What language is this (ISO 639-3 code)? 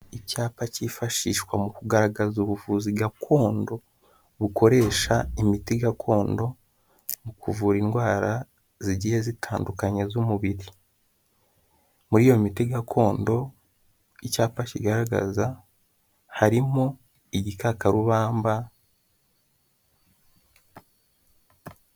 kin